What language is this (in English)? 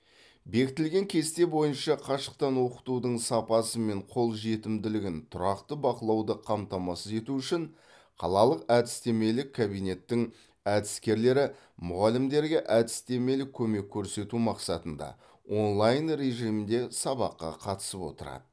Kazakh